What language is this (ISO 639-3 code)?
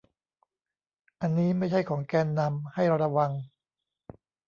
tha